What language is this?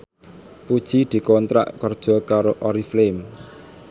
Javanese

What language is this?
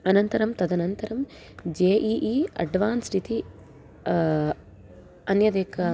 Sanskrit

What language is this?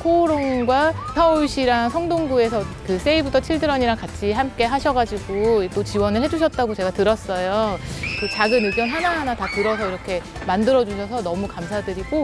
Korean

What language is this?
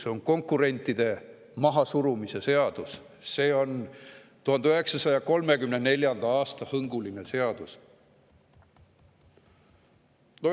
Estonian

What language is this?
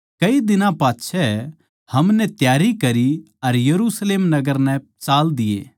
Haryanvi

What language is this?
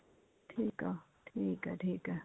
Punjabi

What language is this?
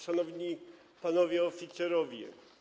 Polish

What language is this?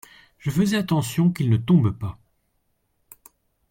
French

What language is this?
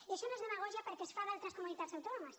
Catalan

